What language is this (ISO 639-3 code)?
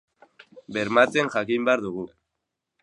eus